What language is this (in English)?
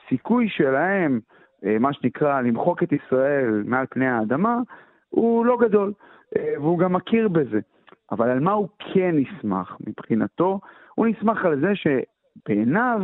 Hebrew